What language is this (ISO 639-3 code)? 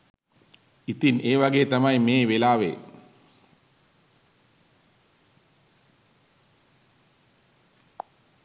sin